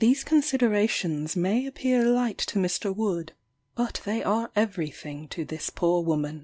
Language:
English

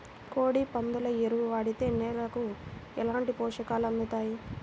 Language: Telugu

